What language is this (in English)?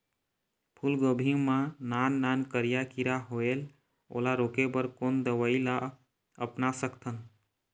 Chhattisgarhi